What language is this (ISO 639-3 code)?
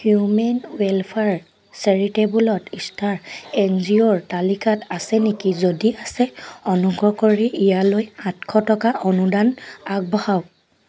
asm